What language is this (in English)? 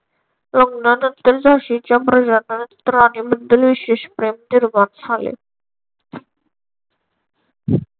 Marathi